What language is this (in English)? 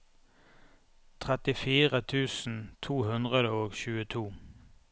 Norwegian